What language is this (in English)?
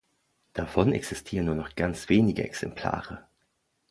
German